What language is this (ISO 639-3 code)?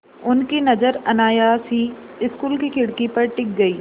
hin